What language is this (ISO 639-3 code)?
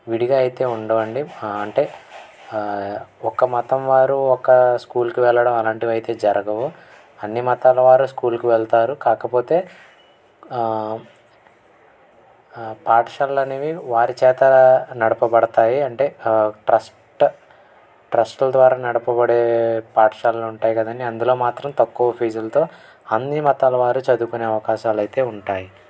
tel